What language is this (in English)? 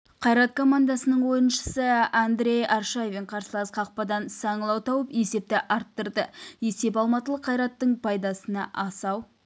Kazakh